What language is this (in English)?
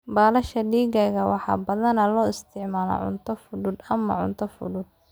Somali